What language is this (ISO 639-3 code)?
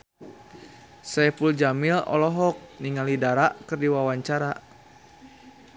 sun